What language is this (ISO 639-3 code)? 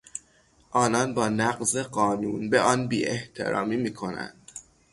fas